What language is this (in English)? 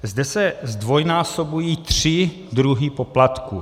Czech